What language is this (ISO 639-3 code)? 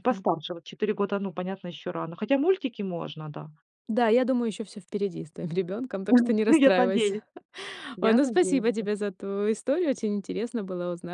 rus